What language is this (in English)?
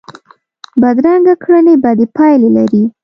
Pashto